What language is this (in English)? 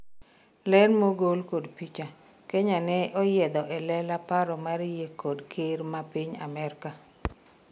Luo (Kenya and Tanzania)